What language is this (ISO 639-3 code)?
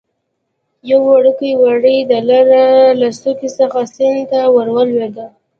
pus